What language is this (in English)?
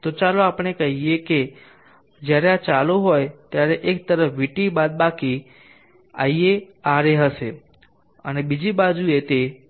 Gujarati